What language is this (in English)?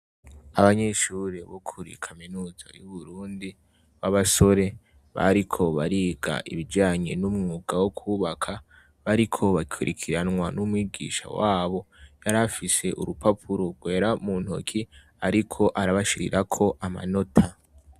Rundi